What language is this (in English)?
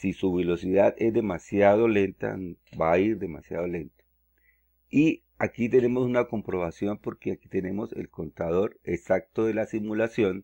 Spanish